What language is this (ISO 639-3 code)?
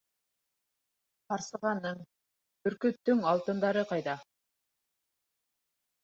bak